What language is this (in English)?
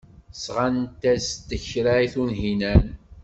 Kabyle